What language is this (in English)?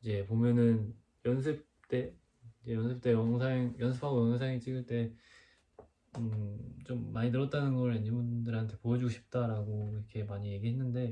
Korean